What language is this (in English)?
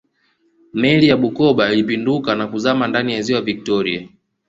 Swahili